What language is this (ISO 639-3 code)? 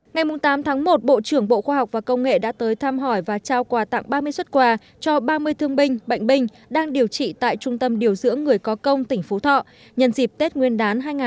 vie